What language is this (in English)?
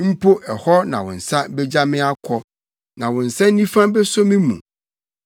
Akan